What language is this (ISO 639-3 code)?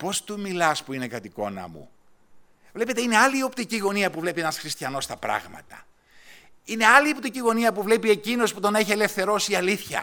ell